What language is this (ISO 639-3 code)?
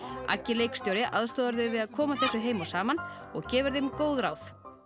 isl